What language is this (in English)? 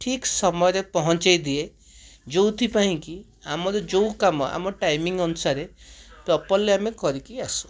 Odia